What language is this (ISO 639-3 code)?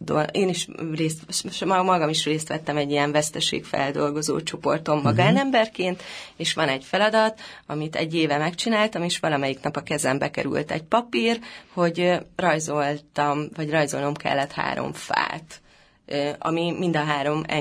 hun